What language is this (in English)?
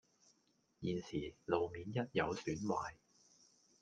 Cantonese